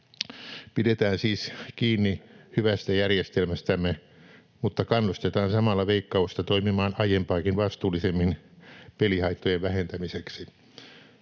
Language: Finnish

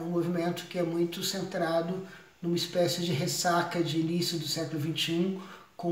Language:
Portuguese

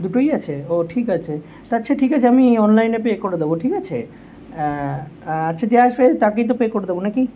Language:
Bangla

